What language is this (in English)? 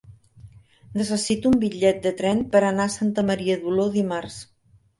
Catalan